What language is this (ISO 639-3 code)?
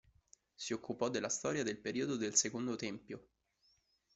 ita